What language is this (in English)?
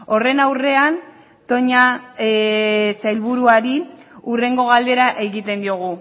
Basque